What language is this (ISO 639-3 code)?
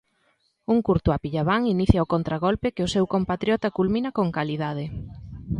glg